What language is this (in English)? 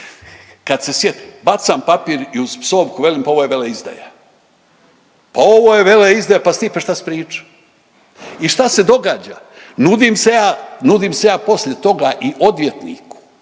Croatian